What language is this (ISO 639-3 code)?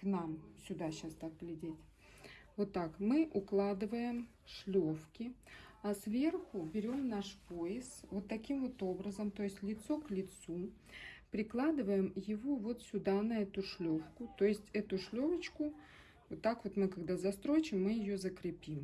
rus